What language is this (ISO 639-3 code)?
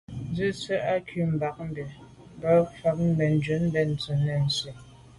byv